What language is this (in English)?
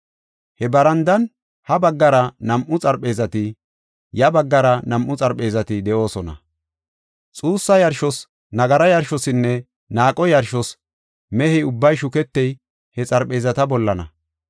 Gofa